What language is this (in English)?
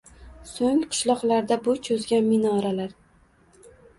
Uzbek